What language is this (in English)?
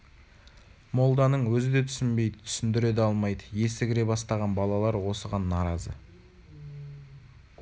Kazakh